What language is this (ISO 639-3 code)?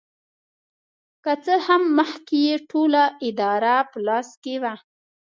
pus